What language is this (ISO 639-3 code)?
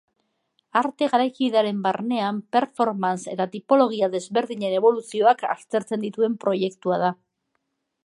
eus